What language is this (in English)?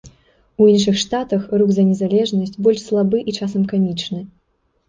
Belarusian